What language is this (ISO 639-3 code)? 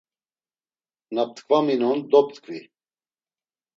lzz